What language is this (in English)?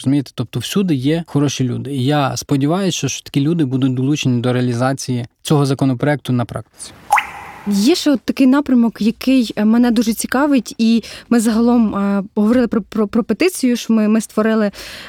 Ukrainian